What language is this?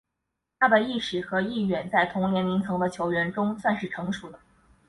Chinese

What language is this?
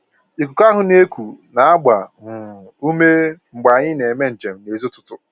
Igbo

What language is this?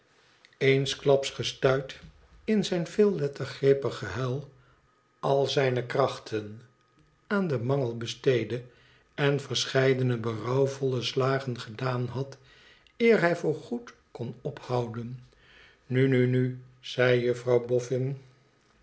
Dutch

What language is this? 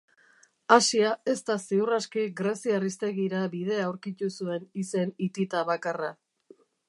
Basque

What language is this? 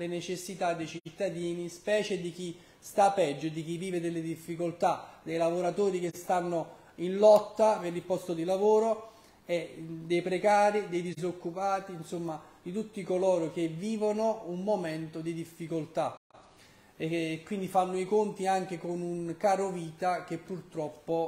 Italian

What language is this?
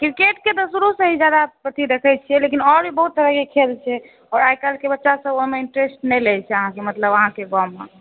Maithili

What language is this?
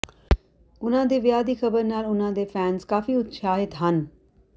Punjabi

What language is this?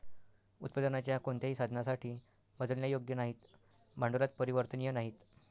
Marathi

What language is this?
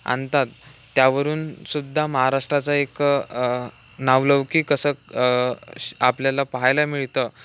Marathi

